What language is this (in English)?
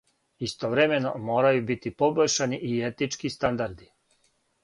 Serbian